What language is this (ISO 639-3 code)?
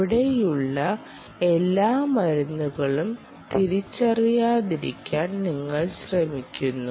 mal